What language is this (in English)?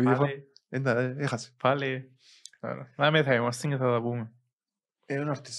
Greek